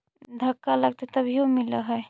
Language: Magahi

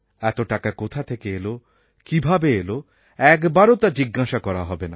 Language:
Bangla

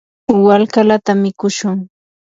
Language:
Yanahuanca Pasco Quechua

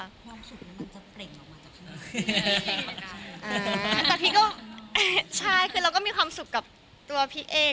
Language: Thai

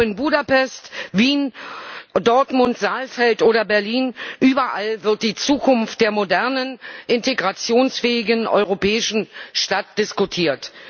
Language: German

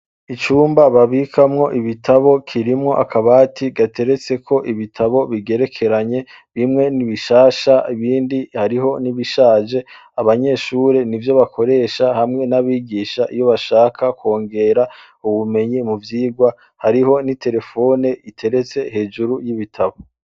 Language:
Rundi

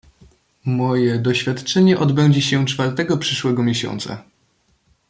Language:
Polish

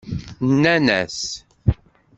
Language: Kabyle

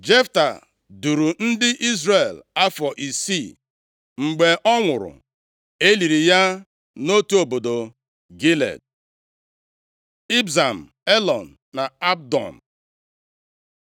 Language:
Igbo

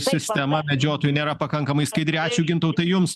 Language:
Lithuanian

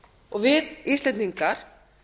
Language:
Icelandic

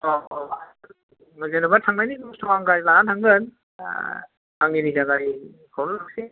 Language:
Bodo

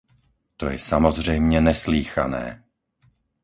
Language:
Czech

